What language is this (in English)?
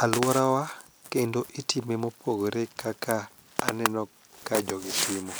Luo (Kenya and Tanzania)